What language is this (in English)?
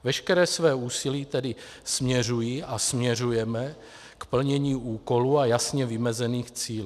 Czech